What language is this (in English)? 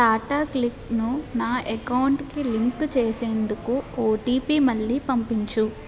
Telugu